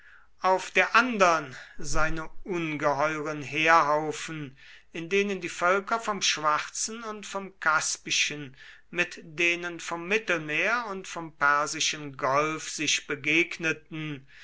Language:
German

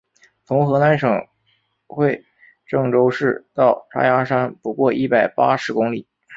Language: Chinese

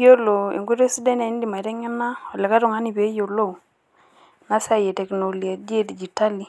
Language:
Masai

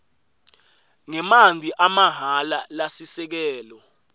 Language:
Swati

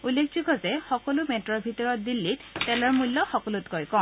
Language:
Assamese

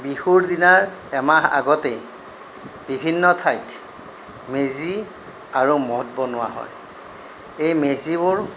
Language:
Assamese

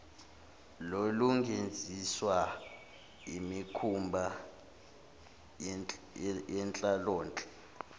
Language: Zulu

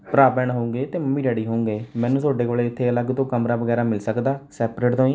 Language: Punjabi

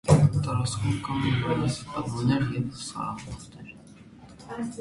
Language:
Armenian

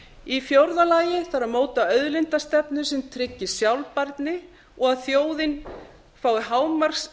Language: Icelandic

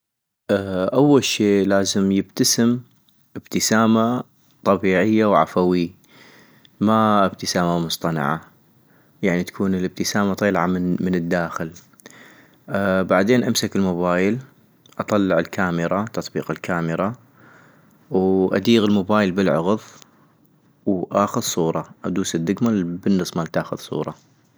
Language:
North Mesopotamian Arabic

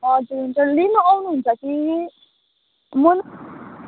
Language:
Nepali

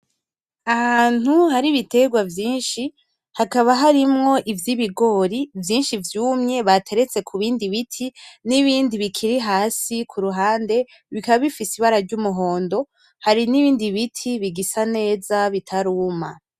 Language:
Rundi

